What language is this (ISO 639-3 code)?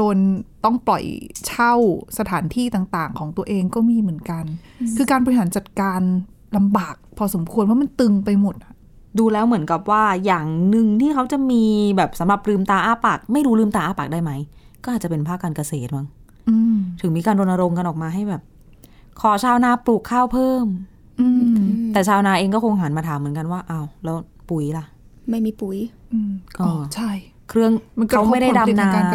tha